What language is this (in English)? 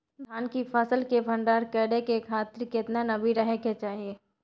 Maithili